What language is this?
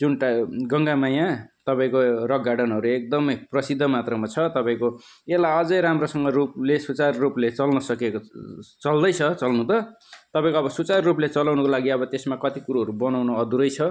Nepali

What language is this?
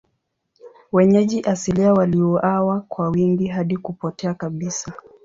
Swahili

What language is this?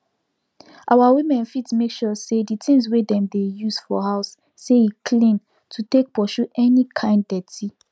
Nigerian Pidgin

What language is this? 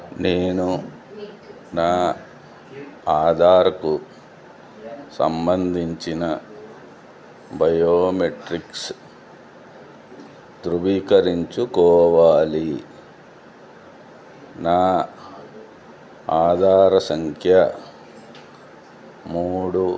Telugu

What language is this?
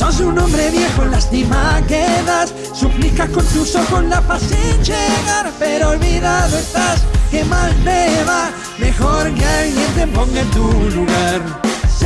Spanish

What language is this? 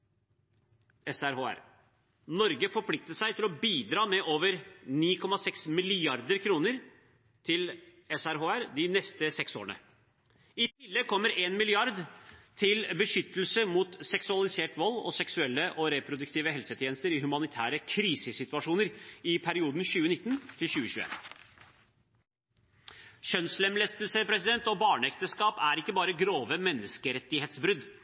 Norwegian Bokmål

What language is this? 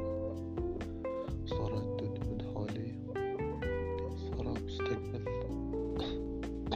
Arabic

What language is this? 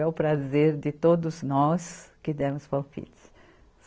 Portuguese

